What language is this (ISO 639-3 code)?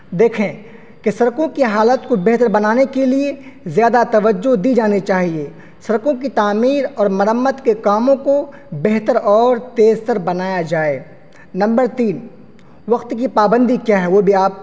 urd